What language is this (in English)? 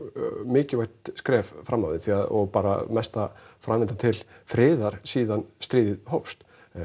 Icelandic